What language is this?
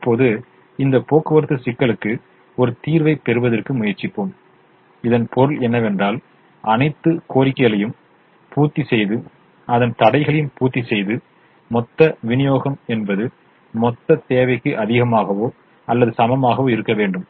Tamil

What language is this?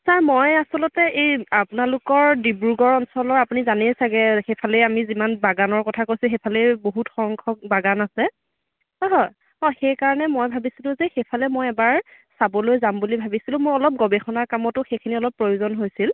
Assamese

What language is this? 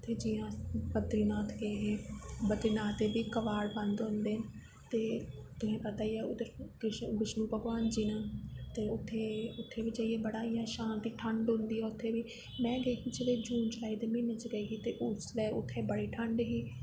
Dogri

